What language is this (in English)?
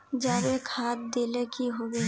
Magahi